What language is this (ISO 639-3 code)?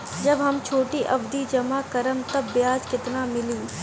bho